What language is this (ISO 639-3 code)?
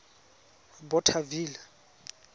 tsn